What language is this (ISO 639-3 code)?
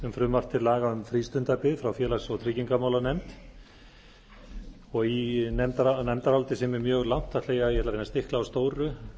isl